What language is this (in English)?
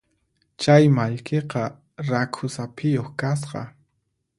Puno Quechua